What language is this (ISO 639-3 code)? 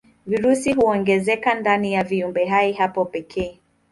swa